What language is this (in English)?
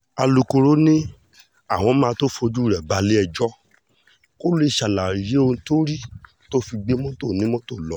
Yoruba